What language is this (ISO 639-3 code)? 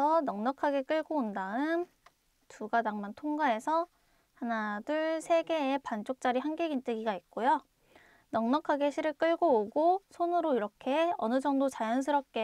kor